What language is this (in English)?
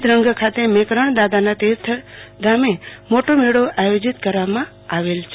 Gujarati